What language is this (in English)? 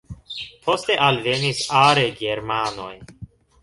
Esperanto